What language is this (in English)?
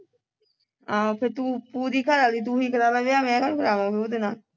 Punjabi